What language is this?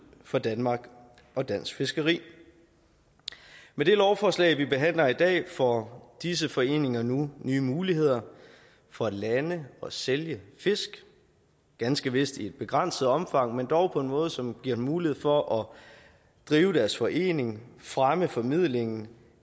Danish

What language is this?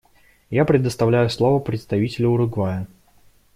Russian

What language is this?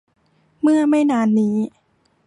Thai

